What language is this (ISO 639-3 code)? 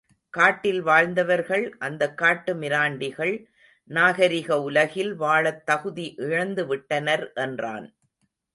tam